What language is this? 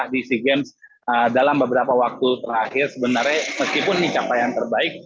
Indonesian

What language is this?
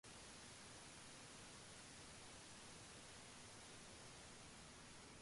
Japanese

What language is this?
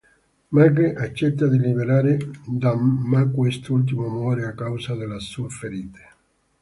Italian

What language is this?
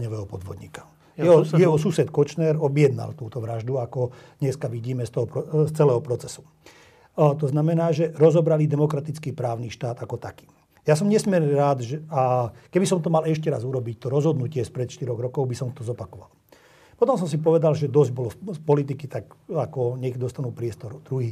Slovak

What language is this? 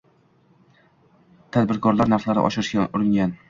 Uzbek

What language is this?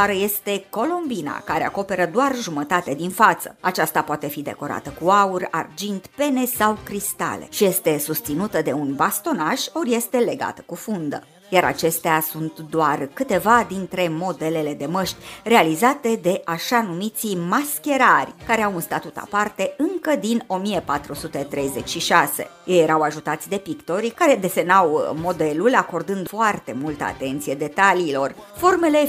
Romanian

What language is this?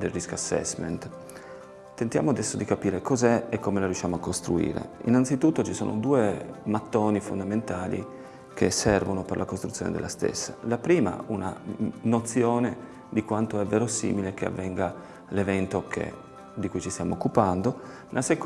Italian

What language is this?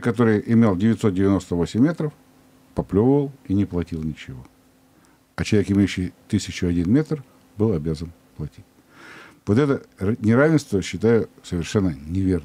Russian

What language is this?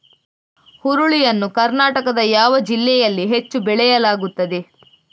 Kannada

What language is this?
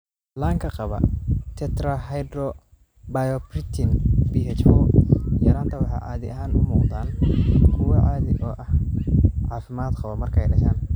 Somali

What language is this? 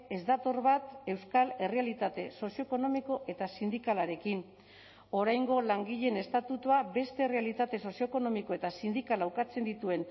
Basque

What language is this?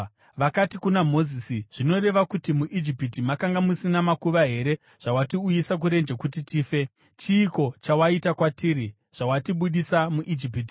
Shona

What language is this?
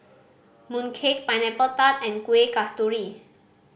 English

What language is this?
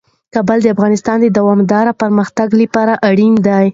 Pashto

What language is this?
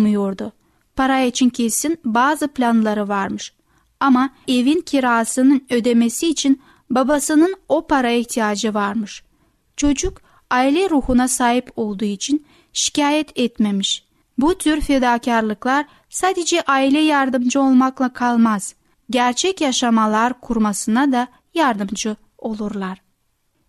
Turkish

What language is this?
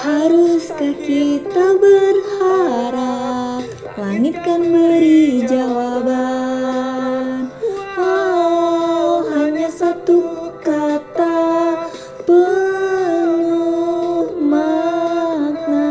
Indonesian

